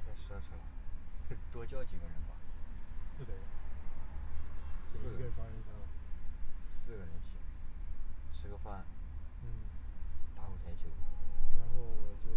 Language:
Chinese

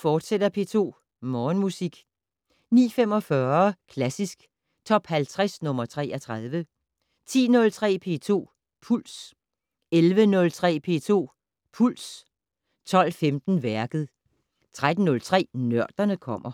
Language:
Danish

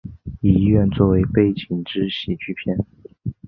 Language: Chinese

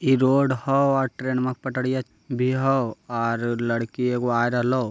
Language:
Magahi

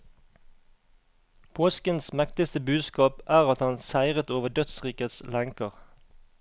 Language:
Norwegian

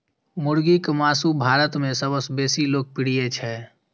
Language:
Maithili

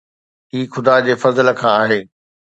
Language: Sindhi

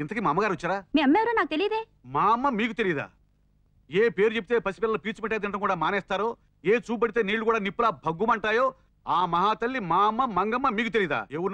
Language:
Telugu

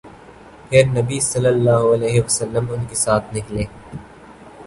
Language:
Urdu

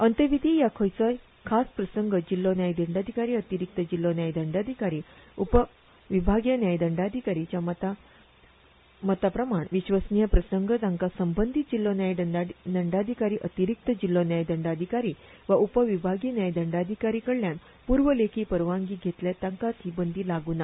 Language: Konkani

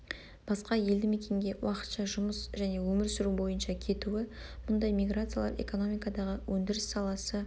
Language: Kazakh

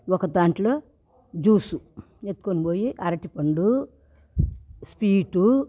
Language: Telugu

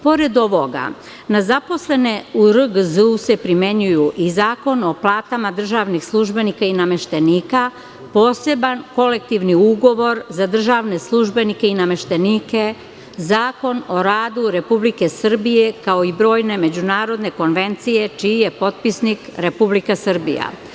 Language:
Serbian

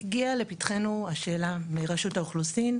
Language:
Hebrew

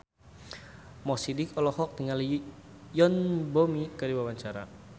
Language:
Sundanese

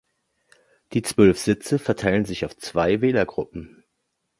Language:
German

